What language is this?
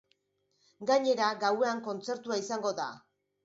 Basque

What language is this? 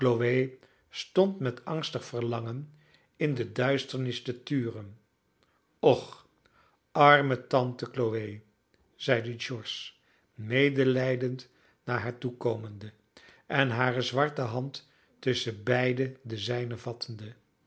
Dutch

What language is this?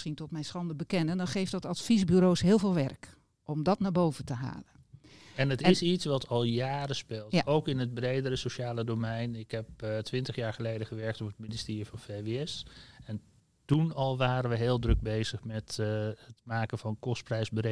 Dutch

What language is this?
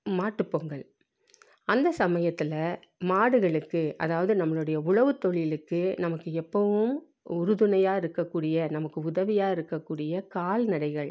Tamil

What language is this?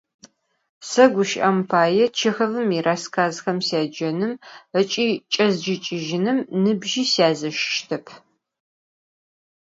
Adyghe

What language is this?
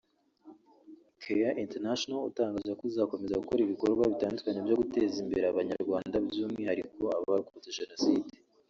Kinyarwanda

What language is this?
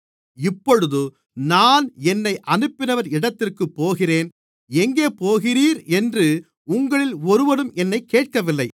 Tamil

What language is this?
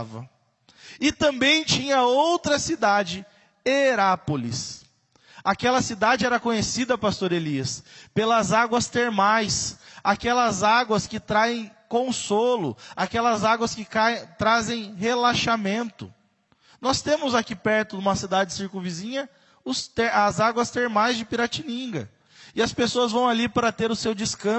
Portuguese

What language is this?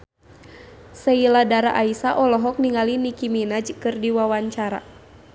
Sundanese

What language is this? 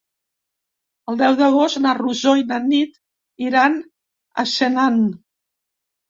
Catalan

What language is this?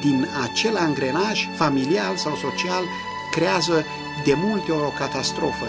Romanian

